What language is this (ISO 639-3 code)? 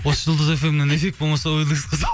kaz